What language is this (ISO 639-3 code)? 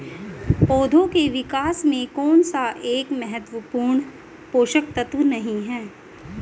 hin